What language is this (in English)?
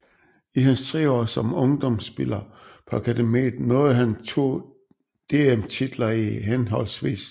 Danish